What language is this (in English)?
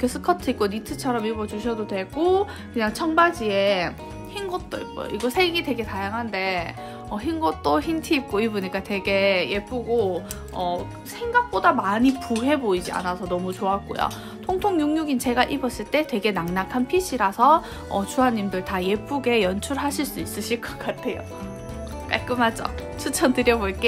Korean